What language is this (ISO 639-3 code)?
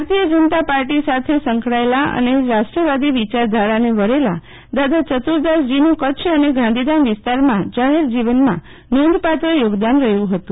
guj